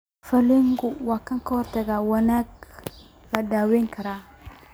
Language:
Somali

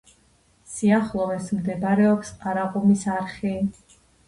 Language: Georgian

